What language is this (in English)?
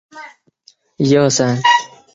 Chinese